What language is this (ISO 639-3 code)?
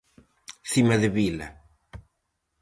glg